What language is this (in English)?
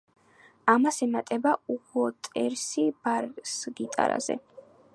Georgian